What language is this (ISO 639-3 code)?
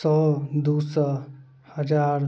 mai